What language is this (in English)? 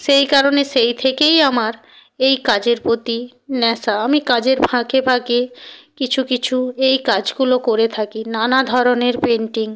Bangla